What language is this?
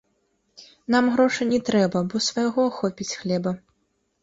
Belarusian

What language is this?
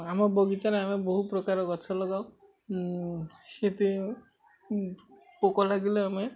Odia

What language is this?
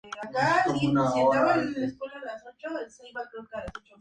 Spanish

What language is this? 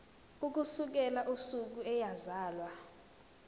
Zulu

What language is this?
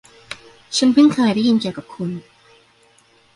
Thai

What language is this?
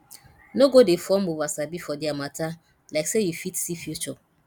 Nigerian Pidgin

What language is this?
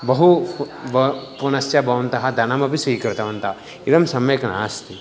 Sanskrit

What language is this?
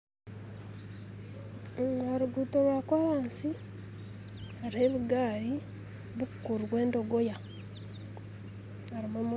Nyankole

